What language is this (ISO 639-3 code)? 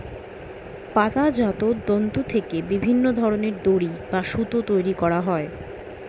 ben